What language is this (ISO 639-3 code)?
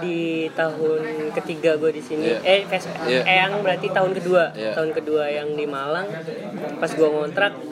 ind